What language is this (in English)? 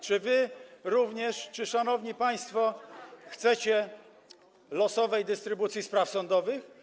Polish